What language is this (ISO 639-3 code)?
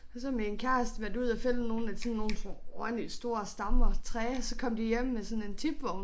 dan